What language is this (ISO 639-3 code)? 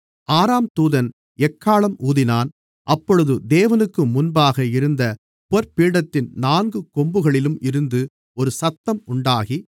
tam